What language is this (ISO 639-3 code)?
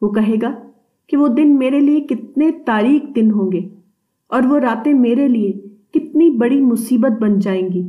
urd